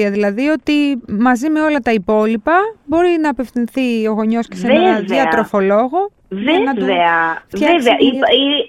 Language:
Greek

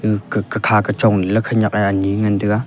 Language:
Wancho Naga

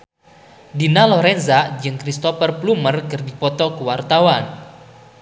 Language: Sundanese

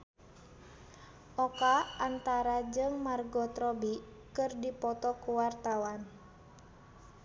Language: Sundanese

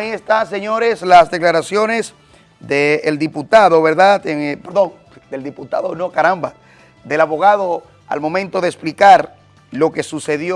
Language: Spanish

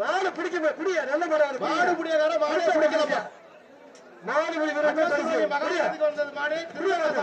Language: Turkish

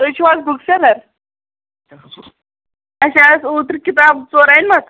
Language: Kashmiri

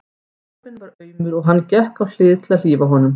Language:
Icelandic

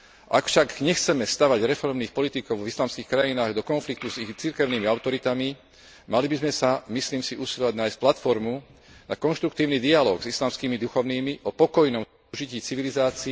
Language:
Slovak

